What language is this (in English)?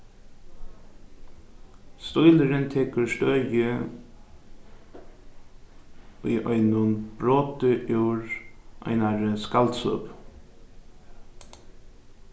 Faroese